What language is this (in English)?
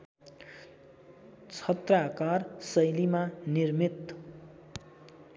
Nepali